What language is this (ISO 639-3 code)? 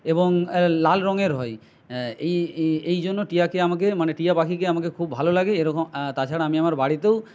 ben